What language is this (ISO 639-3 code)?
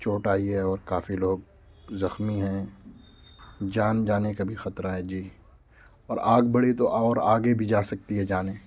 urd